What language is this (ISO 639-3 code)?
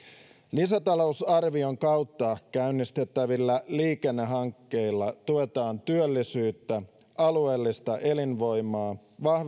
fin